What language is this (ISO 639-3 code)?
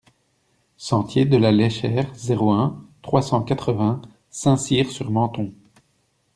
fra